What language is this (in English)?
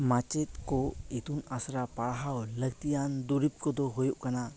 Santali